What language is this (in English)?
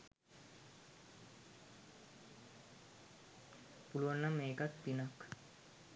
Sinhala